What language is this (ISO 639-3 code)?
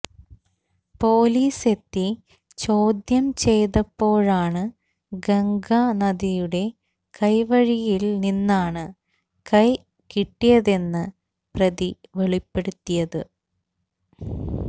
mal